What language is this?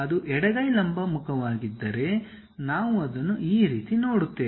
Kannada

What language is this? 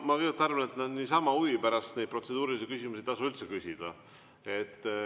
Estonian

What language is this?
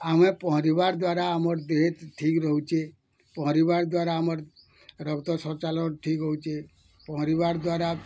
Odia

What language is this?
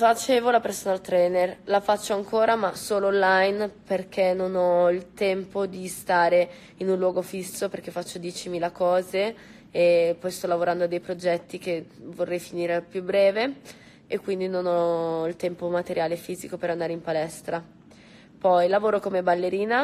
Italian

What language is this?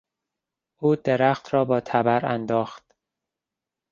Persian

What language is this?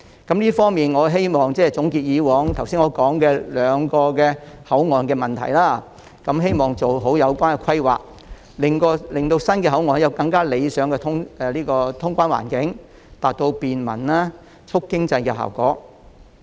Cantonese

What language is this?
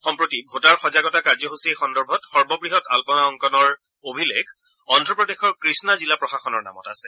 Assamese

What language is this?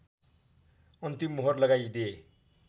Nepali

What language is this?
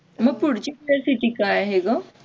Marathi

